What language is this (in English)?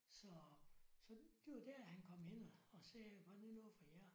Danish